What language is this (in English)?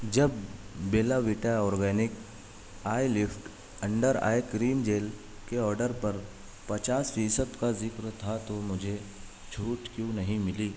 Urdu